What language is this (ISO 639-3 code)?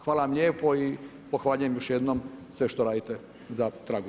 hrv